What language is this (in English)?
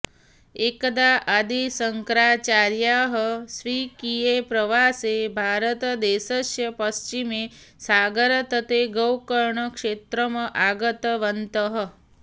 Sanskrit